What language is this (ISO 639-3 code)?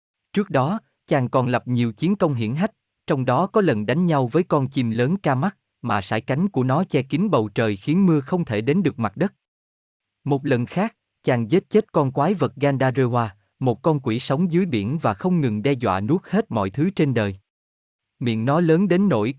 vie